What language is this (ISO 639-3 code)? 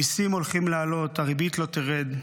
heb